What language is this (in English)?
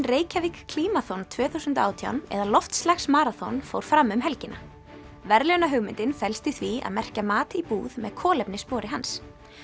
Icelandic